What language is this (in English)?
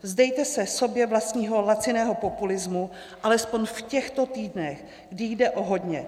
Czech